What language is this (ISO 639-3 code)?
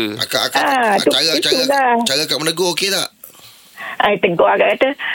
msa